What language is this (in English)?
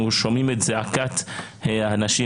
Hebrew